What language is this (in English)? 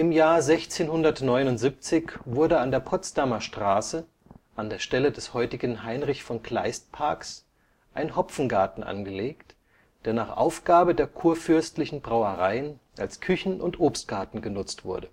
German